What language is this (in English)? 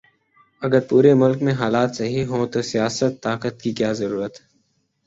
Urdu